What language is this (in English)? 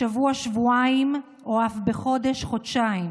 Hebrew